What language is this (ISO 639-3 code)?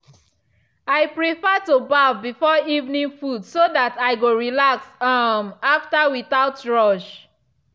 pcm